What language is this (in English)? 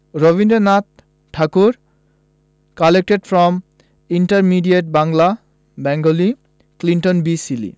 Bangla